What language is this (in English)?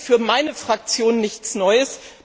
German